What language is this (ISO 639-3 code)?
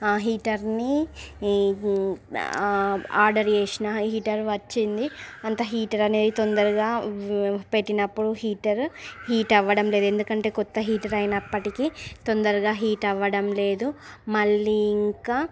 tel